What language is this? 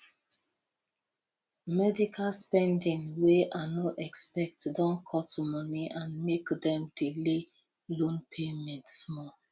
Nigerian Pidgin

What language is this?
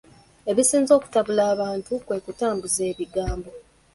Ganda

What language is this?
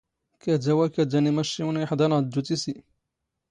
Standard Moroccan Tamazight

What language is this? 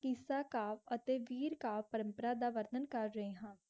Punjabi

